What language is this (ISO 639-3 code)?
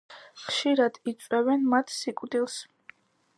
kat